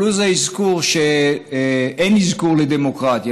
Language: Hebrew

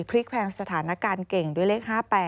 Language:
Thai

